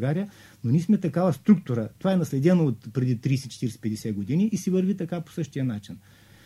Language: Bulgarian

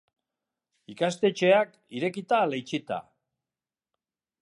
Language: Basque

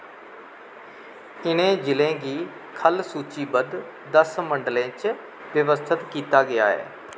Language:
Dogri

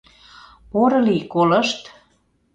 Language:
Mari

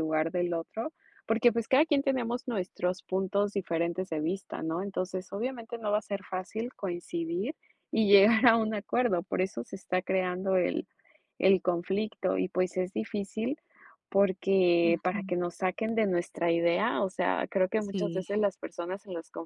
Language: Spanish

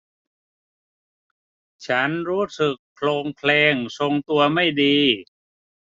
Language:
Thai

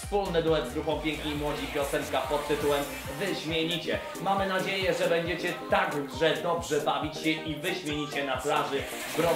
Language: Polish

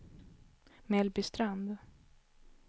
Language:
Swedish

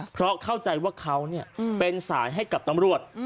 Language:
Thai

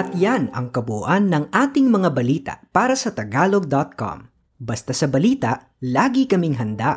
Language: Filipino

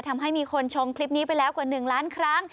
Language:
Thai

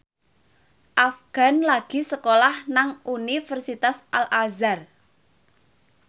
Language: Javanese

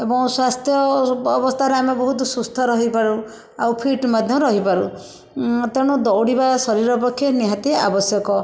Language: Odia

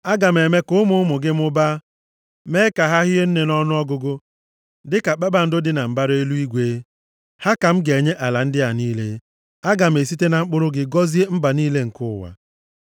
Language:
Igbo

